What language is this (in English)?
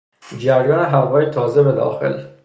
Persian